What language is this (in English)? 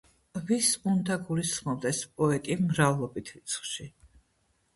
Georgian